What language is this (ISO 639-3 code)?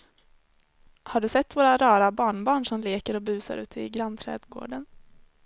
swe